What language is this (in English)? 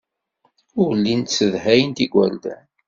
Kabyle